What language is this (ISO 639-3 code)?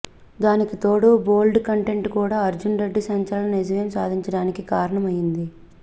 tel